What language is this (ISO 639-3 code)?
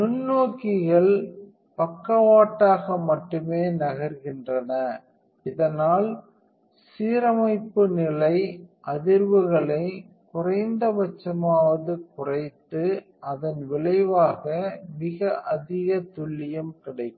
tam